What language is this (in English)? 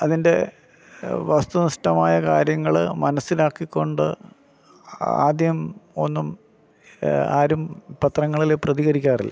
Malayalam